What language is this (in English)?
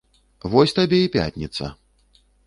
Belarusian